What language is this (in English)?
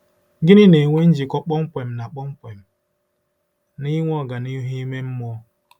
Igbo